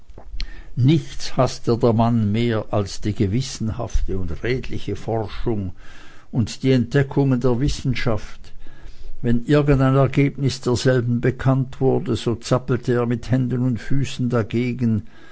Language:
German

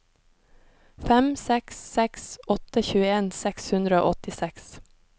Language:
Norwegian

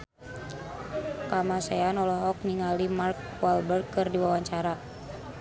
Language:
Sundanese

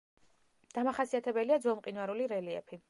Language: Georgian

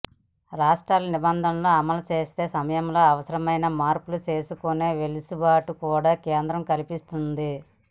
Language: Telugu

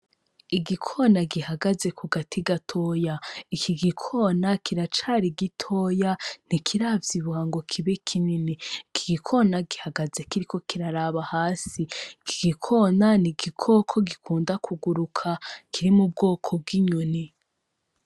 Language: Rundi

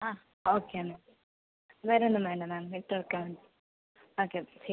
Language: Malayalam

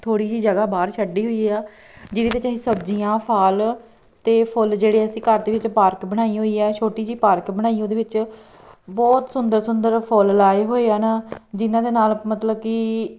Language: Punjabi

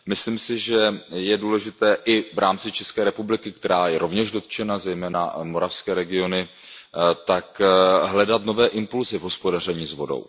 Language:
Czech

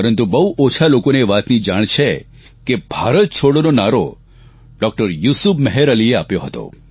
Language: Gujarati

